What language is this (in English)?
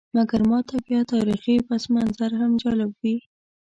Pashto